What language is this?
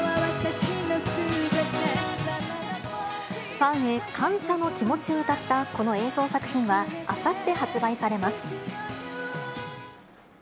Japanese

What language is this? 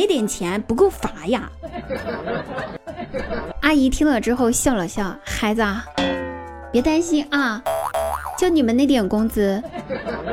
Chinese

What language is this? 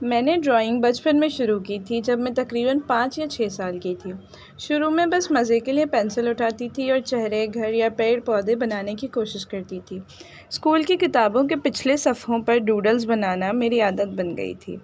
Urdu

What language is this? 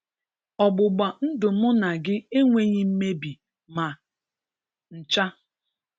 Igbo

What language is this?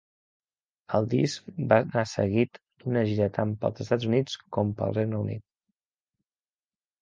Catalan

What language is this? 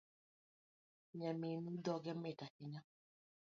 Luo (Kenya and Tanzania)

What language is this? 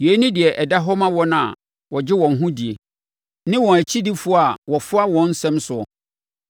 Akan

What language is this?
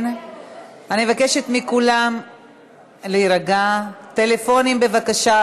Hebrew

